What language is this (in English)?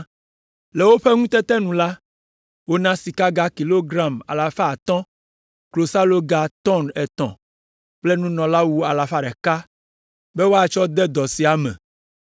Ewe